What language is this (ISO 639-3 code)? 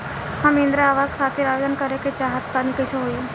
bho